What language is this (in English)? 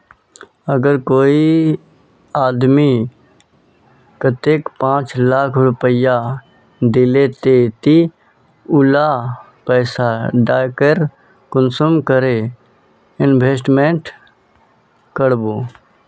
Magahi